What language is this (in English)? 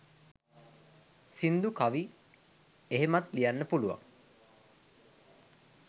Sinhala